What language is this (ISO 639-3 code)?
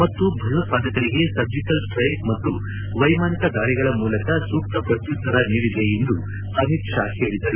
kan